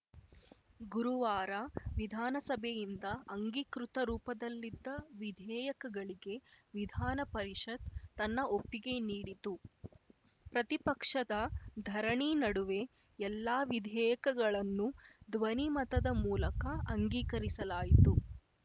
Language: Kannada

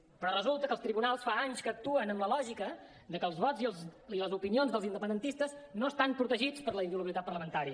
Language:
Catalan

